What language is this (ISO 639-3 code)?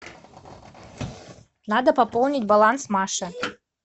rus